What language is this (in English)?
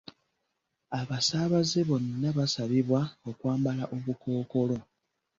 Ganda